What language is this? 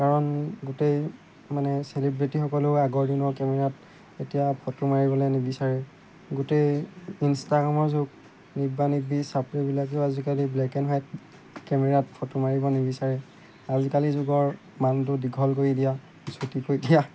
Assamese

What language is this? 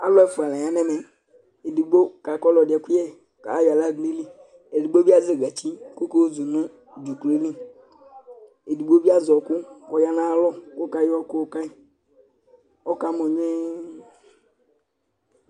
Ikposo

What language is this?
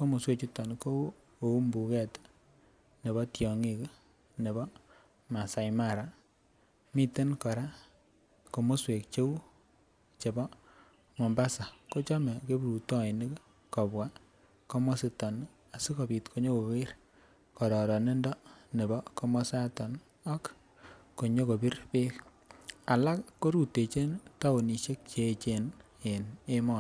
Kalenjin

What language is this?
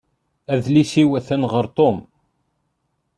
Kabyle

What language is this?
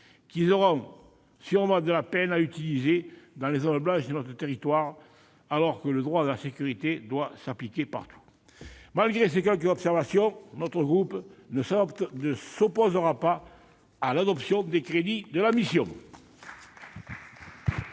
French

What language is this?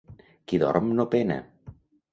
Catalan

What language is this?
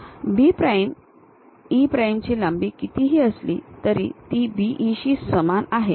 Marathi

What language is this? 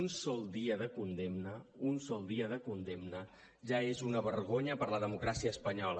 Catalan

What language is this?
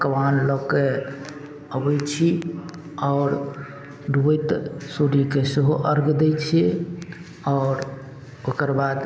Maithili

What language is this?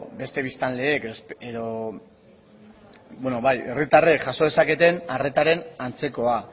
Basque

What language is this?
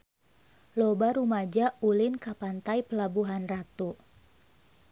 Sundanese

